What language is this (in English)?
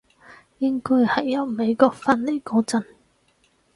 Cantonese